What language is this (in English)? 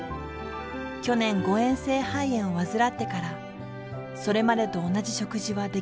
Japanese